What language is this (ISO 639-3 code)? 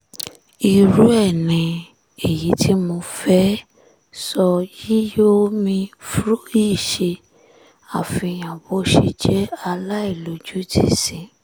yor